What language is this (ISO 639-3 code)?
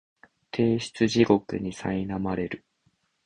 jpn